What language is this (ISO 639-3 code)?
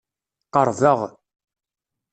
kab